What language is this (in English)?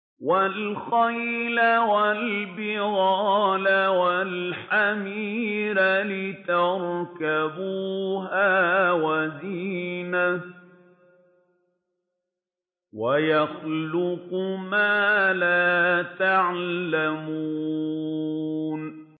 Arabic